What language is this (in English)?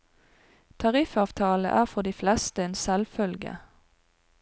Norwegian